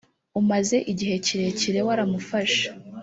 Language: Kinyarwanda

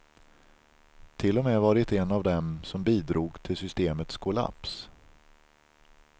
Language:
Swedish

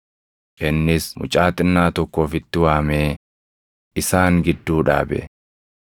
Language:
Oromo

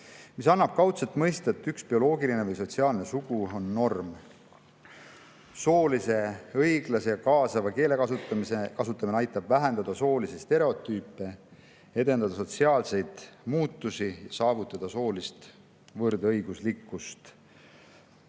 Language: Estonian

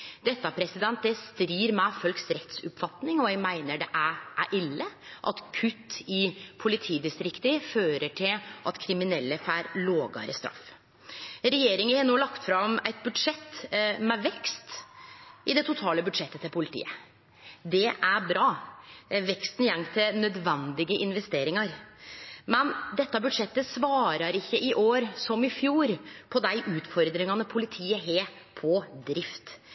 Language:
Norwegian Nynorsk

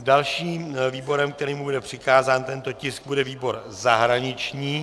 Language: Czech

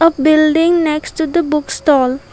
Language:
English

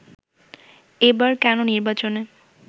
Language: Bangla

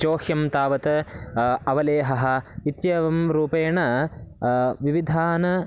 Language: Sanskrit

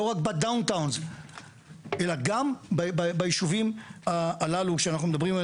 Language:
Hebrew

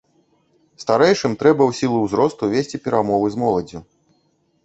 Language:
Belarusian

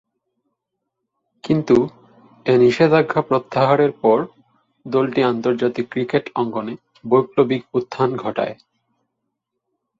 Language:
Bangla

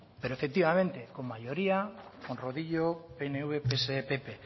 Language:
Spanish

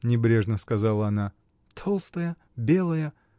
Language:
Russian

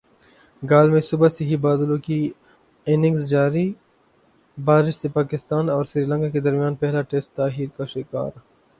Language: Urdu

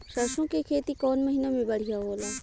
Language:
Bhojpuri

